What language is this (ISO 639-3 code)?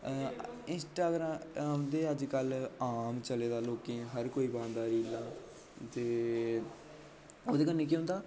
doi